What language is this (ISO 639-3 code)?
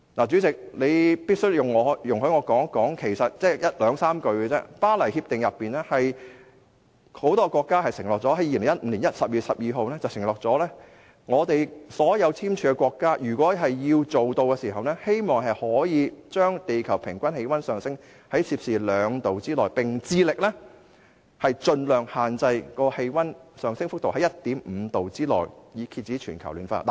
yue